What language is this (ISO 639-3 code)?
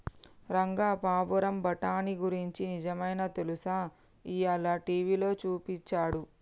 tel